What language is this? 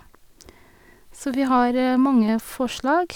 Norwegian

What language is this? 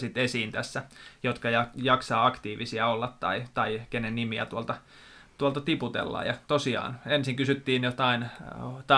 Finnish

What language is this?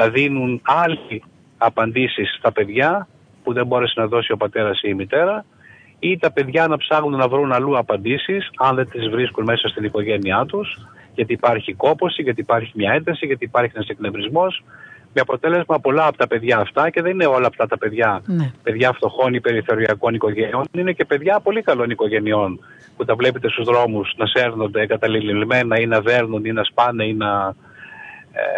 Greek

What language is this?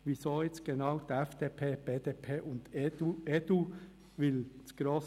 Swiss German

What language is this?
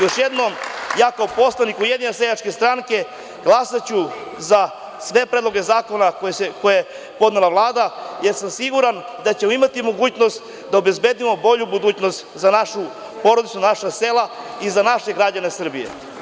Serbian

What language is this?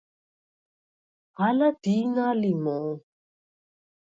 Svan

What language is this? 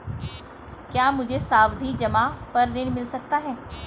Hindi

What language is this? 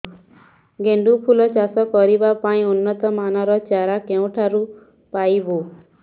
Odia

